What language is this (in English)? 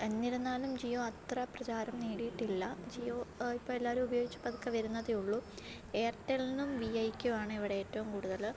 Malayalam